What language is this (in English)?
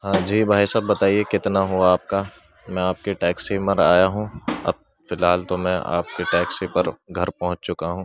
Urdu